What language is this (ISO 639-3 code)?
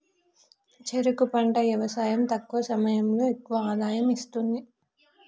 tel